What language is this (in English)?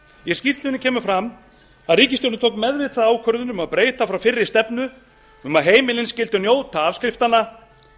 Icelandic